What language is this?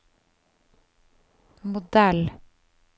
Norwegian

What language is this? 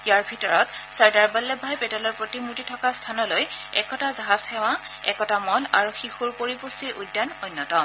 Assamese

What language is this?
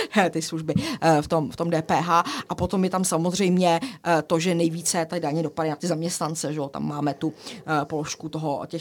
Czech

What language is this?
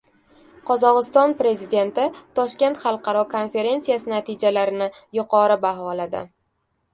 Uzbek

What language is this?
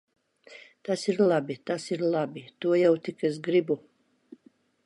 Latvian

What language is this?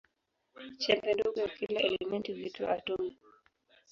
Swahili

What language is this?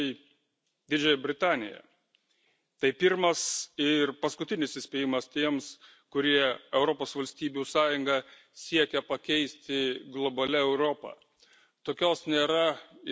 Lithuanian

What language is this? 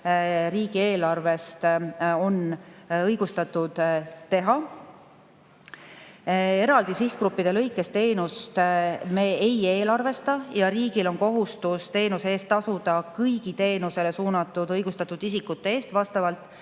Estonian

